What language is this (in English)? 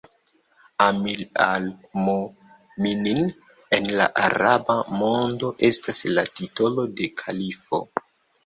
Esperanto